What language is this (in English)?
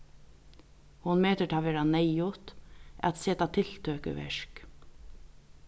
Faroese